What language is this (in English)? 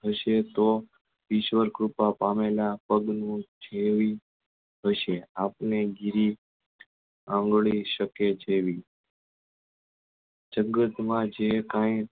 Gujarati